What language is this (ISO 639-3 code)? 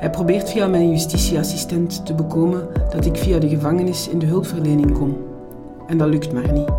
nld